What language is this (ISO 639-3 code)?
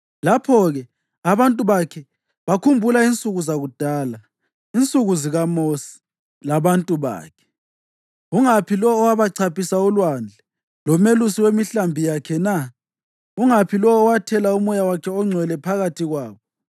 nde